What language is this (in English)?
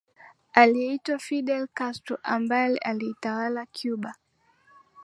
Swahili